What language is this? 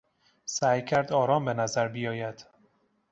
Persian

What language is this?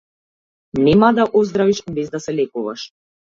Macedonian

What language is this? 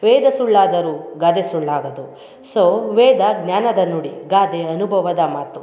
Kannada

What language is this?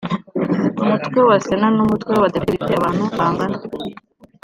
Kinyarwanda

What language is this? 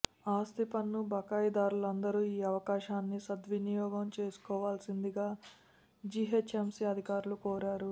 Telugu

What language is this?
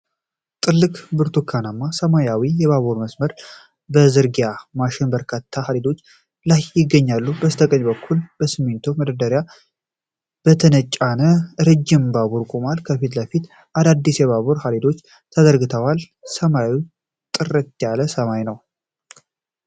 Amharic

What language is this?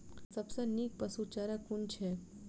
Maithili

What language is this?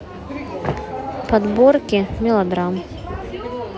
Russian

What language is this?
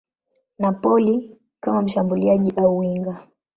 Swahili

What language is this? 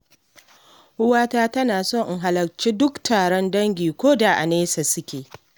Hausa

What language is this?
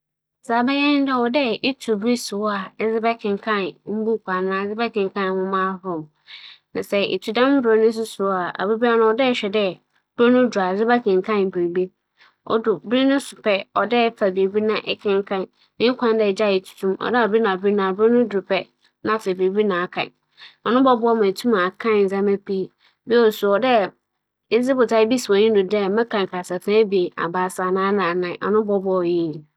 Akan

